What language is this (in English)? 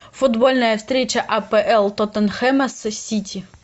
Russian